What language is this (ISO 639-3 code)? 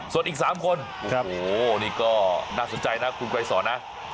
tha